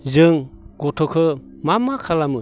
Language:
Bodo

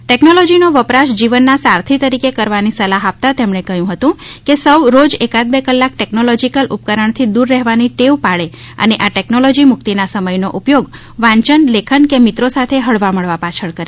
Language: Gujarati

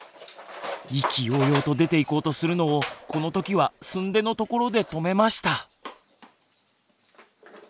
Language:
Japanese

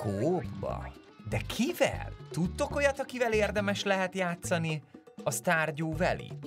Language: Hungarian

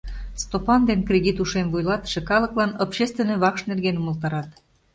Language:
Mari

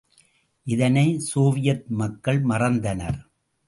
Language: Tamil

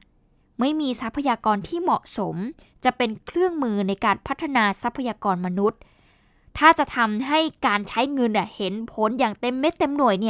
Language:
Thai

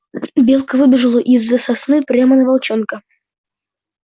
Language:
Russian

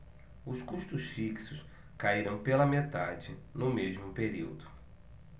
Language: Portuguese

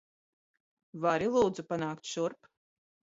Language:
Latvian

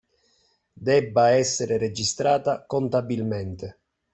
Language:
Italian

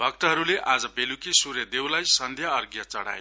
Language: Nepali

